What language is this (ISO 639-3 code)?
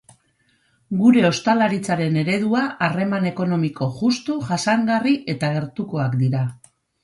eus